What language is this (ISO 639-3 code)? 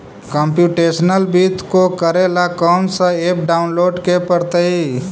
mag